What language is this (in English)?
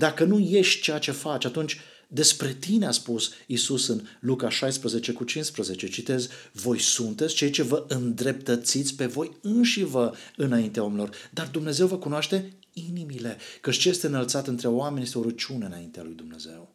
Romanian